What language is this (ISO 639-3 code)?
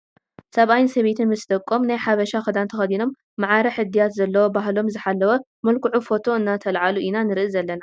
tir